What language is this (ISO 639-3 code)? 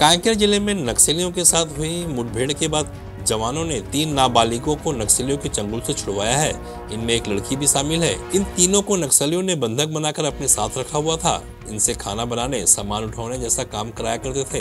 hin